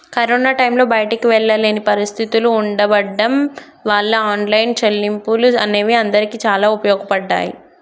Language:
Telugu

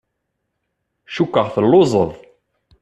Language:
Kabyle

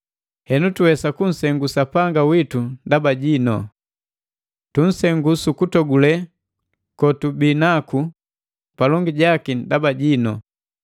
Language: Matengo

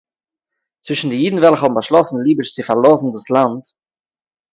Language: Yiddish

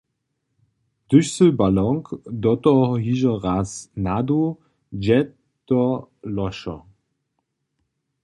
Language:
Upper Sorbian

